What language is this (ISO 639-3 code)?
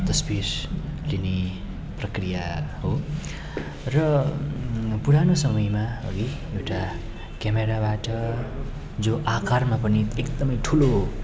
nep